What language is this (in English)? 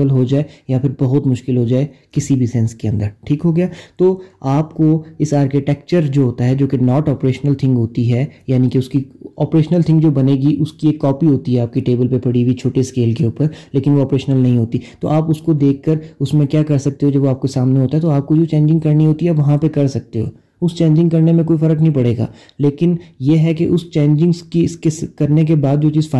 Urdu